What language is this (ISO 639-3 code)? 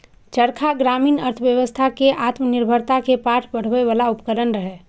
mai